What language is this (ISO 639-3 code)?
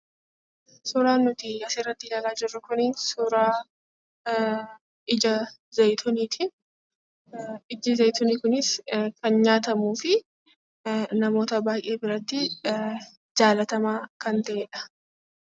orm